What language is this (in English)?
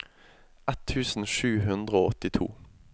Norwegian